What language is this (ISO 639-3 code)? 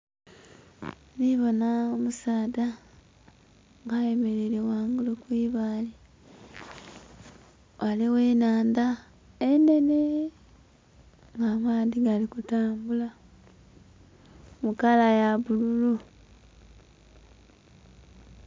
xog